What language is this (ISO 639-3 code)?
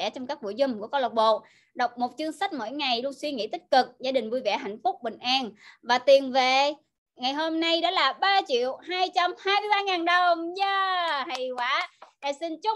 vie